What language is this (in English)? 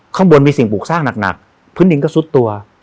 Thai